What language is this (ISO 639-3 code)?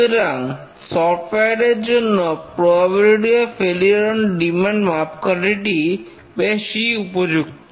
ben